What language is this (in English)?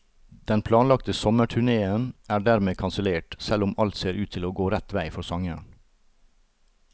Norwegian